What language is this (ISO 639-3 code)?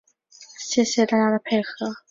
zho